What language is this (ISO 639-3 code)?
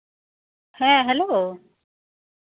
sat